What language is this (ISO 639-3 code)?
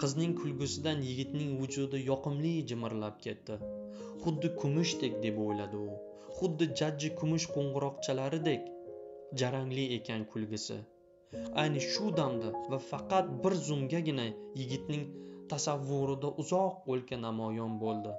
tur